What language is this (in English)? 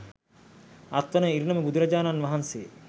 Sinhala